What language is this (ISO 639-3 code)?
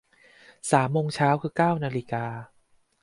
tha